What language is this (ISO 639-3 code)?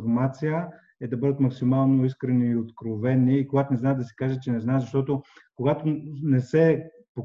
bul